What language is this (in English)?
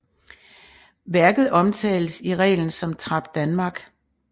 Danish